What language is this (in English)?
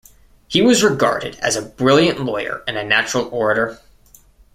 English